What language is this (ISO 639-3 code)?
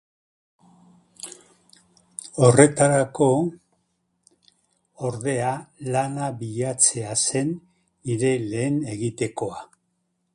eus